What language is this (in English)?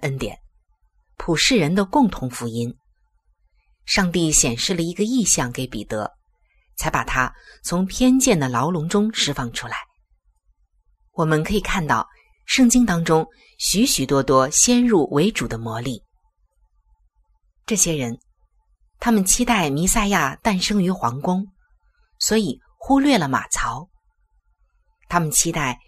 Chinese